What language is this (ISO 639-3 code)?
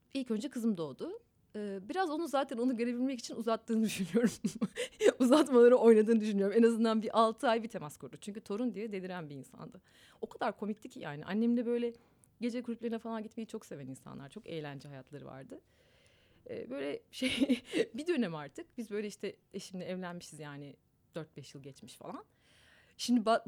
tur